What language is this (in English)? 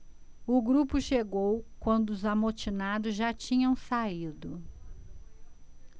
Portuguese